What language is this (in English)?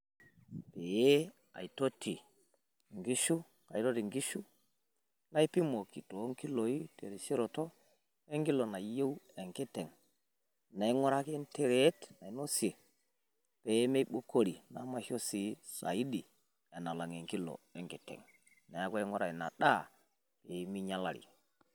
Masai